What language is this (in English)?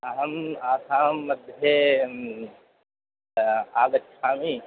Sanskrit